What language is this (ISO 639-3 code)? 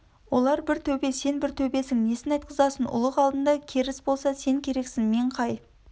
kaz